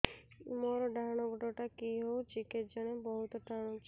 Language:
Odia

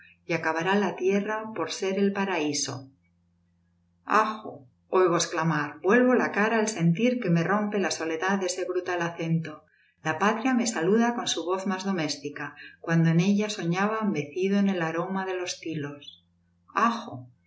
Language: Spanish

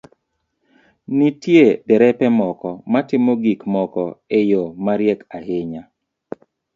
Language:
Luo (Kenya and Tanzania)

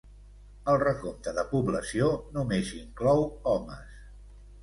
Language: Catalan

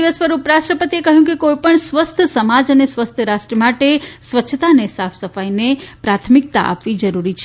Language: Gujarati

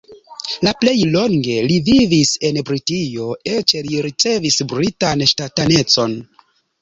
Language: Esperanto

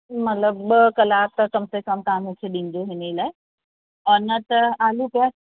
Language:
Sindhi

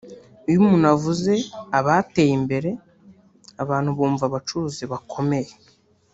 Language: Kinyarwanda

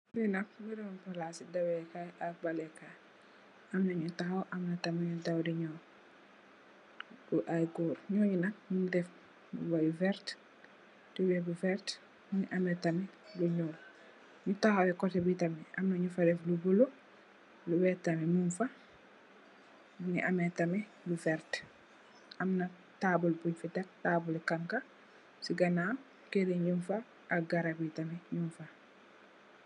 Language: Wolof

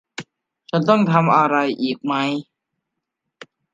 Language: Thai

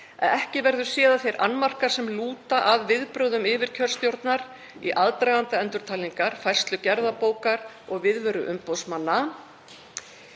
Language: Icelandic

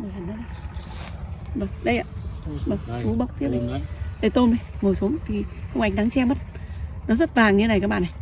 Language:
Vietnamese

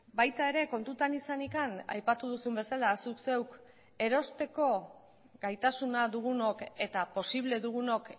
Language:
Basque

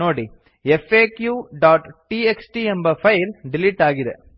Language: Kannada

